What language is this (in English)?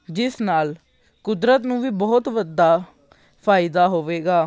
Punjabi